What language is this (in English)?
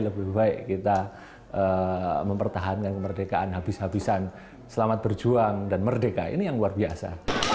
Indonesian